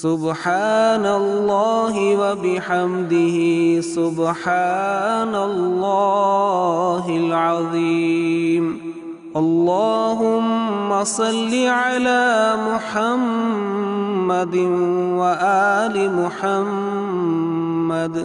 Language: Arabic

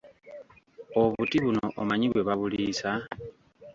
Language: Ganda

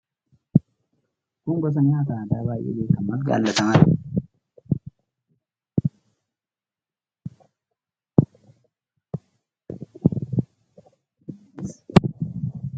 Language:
Oromo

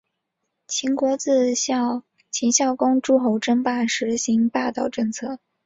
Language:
Chinese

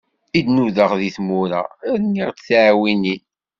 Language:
Kabyle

